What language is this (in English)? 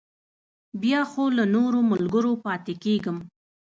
Pashto